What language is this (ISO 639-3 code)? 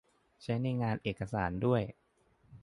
tha